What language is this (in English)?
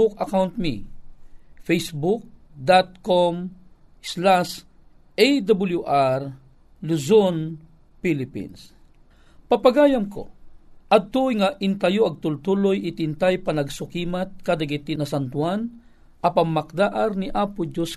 Filipino